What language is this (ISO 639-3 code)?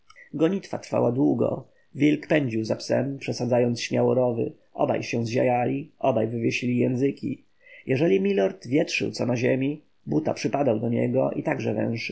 pol